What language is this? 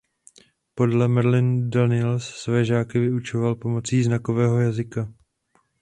Czech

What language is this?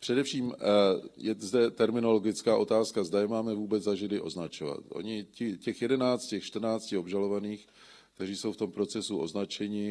Czech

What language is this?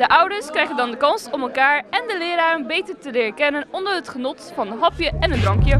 Dutch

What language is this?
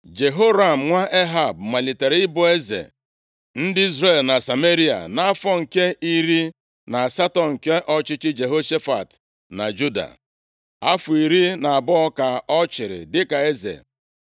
Igbo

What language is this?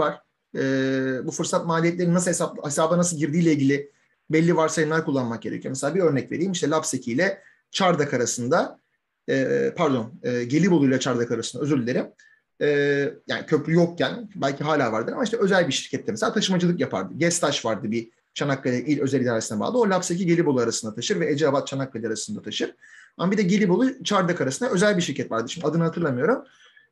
Turkish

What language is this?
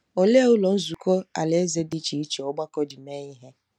Igbo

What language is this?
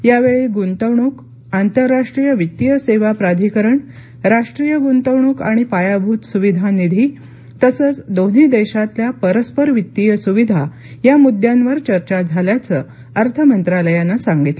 Marathi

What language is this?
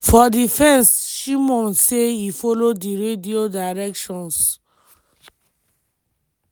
Nigerian Pidgin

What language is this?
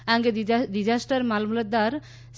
Gujarati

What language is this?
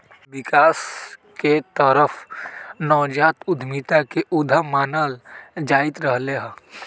Magahi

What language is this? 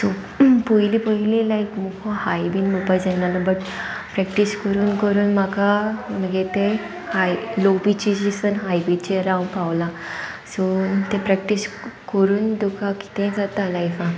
Konkani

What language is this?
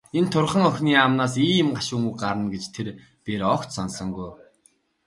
Mongolian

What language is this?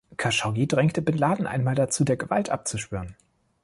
German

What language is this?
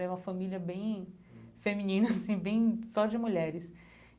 Portuguese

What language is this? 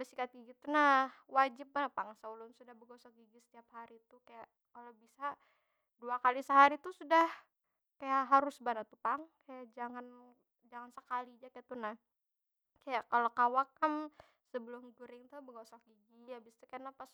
Banjar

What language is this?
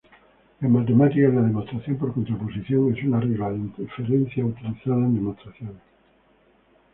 Spanish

